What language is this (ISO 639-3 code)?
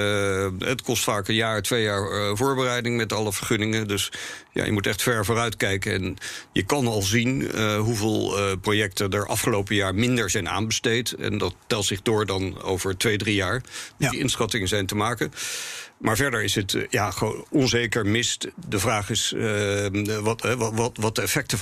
nld